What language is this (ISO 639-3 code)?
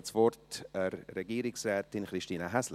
gsw